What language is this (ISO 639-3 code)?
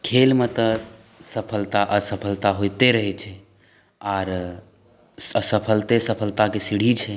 mai